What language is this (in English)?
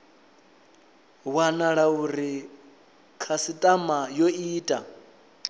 Venda